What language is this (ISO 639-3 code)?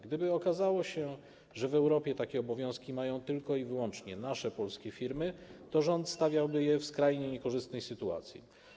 pol